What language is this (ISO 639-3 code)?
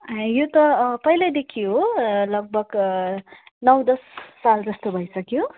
nep